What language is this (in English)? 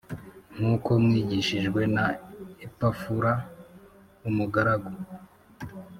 Kinyarwanda